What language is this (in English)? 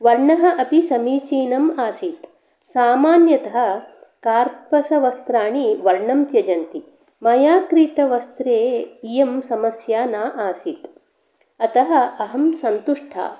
Sanskrit